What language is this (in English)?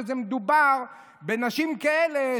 Hebrew